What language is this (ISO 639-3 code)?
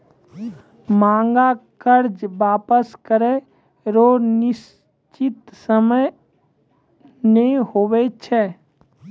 mai